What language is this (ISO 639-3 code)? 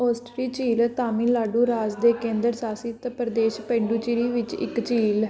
pan